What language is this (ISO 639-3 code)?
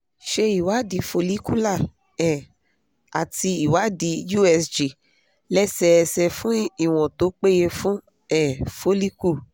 yor